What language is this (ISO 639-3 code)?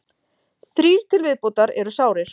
isl